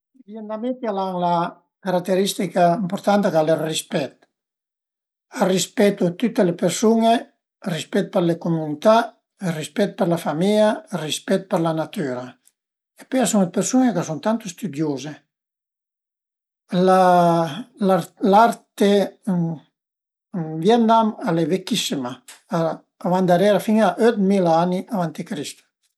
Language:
Piedmontese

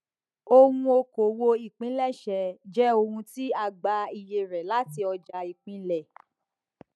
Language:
Yoruba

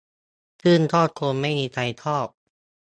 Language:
Thai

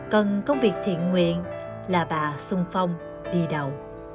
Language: Vietnamese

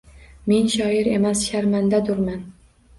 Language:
Uzbek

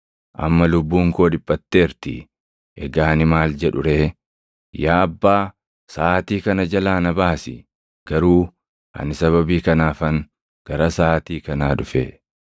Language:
Oromo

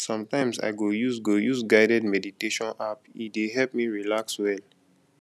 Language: Nigerian Pidgin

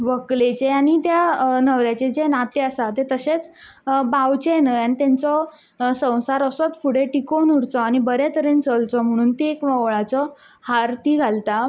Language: Konkani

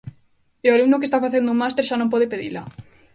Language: Galician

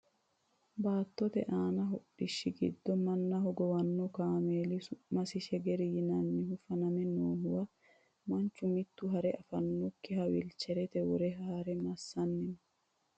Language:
Sidamo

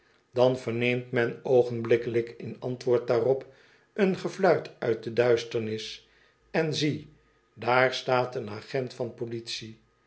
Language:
Dutch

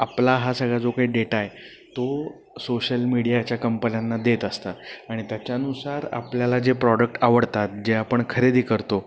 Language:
Marathi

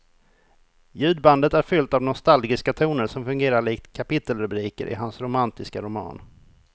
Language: Swedish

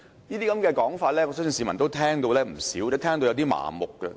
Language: Cantonese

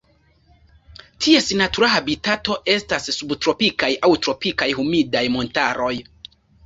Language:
Esperanto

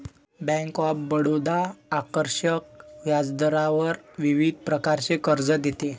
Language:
Marathi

